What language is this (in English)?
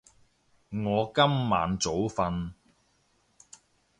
Cantonese